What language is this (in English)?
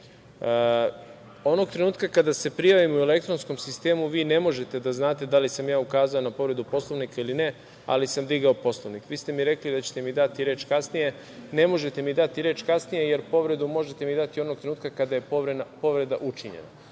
Serbian